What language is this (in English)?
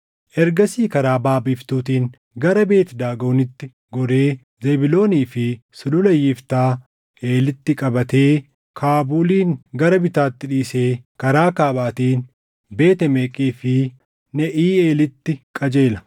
Oromo